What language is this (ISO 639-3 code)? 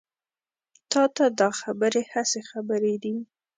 pus